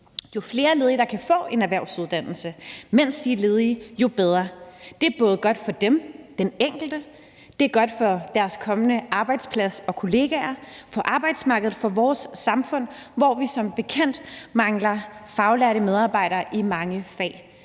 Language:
Danish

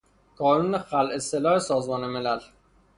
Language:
Persian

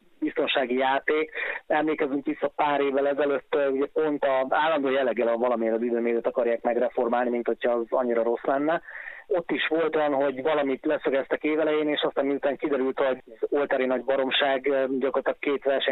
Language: Hungarian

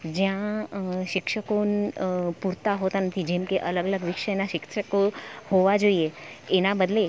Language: Gujarati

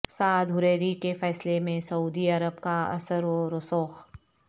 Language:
Urdu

